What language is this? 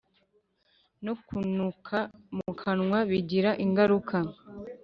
Kinyarwanda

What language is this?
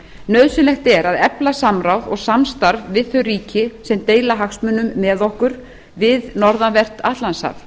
Icelandic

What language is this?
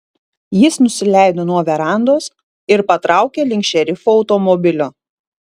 Lithuanian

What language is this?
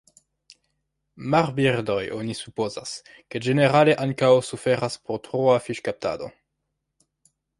Esperanto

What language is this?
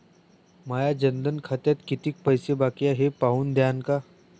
Marathi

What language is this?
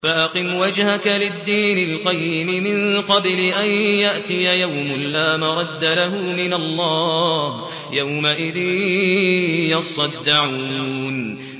Arabic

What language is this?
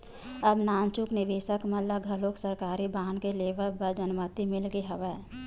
Chhattisgarhi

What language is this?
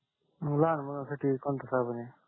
Marathi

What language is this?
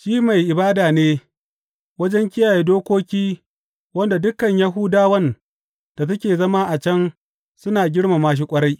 Hausa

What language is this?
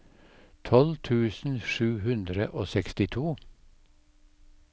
Norwegian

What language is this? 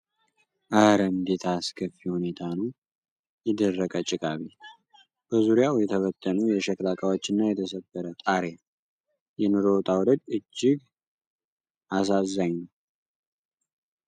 Amharic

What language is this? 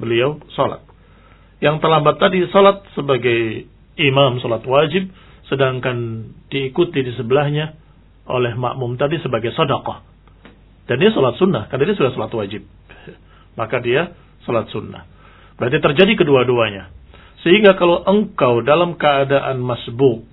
Indonesian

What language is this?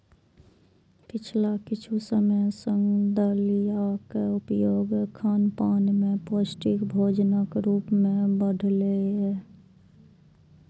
Maithili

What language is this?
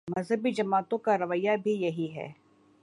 Urdu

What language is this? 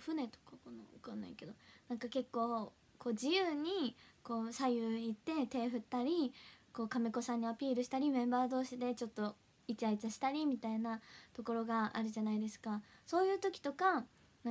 Japanese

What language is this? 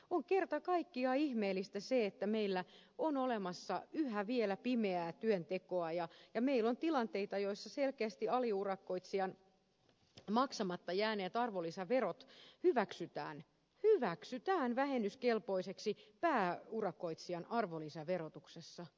Finnish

